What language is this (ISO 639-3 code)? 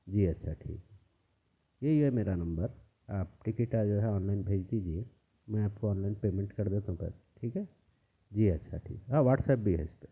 urd